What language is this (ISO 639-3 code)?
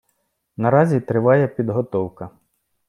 ukr